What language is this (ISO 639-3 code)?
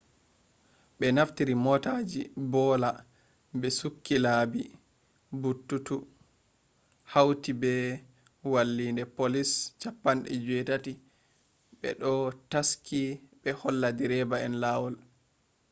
ful